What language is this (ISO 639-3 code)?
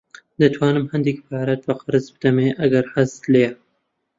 ckb